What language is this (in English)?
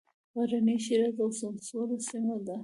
Pashto